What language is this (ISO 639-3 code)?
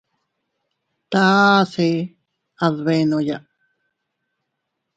cut